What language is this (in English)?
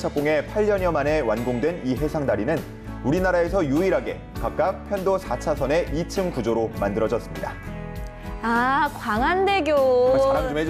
Korean